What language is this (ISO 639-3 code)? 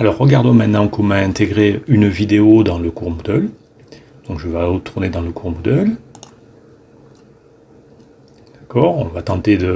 fra